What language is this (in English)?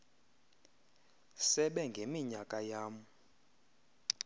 Xhosa